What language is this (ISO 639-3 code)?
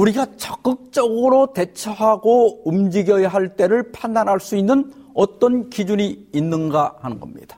kor